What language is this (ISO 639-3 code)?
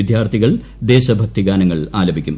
mal